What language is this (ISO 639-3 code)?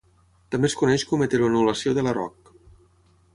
cat